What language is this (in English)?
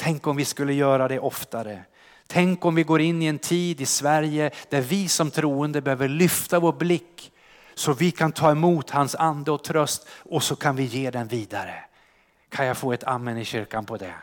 Swedish